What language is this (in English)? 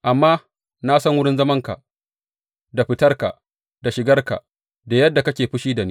Hausa